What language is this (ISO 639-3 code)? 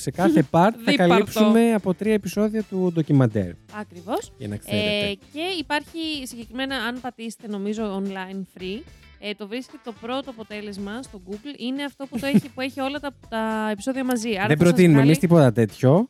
ell